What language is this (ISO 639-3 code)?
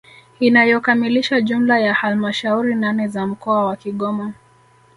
swa